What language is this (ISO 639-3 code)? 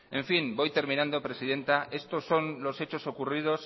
spa